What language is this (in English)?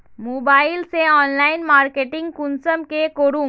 Magahi